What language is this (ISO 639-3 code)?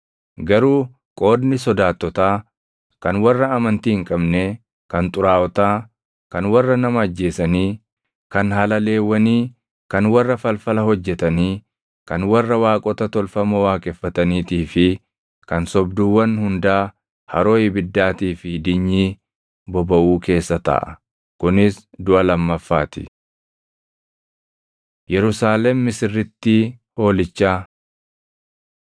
orm